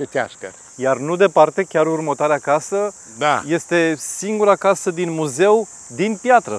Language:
Romanian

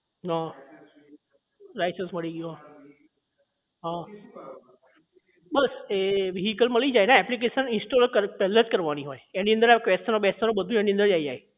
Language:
Gujarati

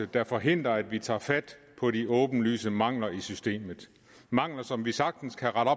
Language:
Danish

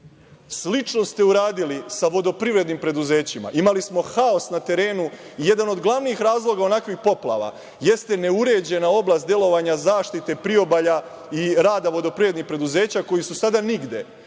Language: Serbian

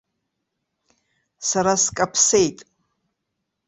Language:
Abkhazian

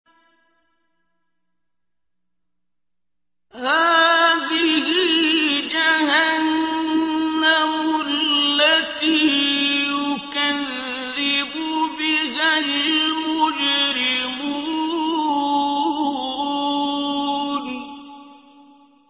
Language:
Arabic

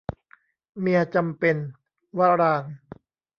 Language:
Thai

